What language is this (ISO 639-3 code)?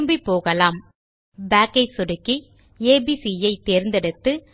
tam